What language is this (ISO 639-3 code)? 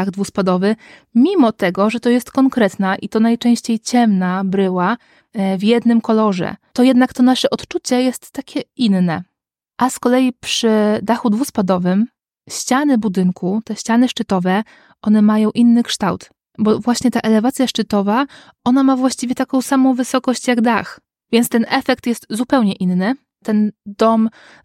pol